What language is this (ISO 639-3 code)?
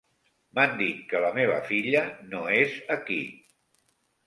cat